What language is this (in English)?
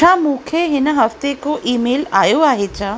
Sindhi